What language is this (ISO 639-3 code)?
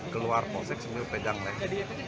ind